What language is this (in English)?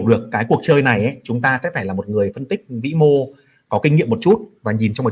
Vietnamese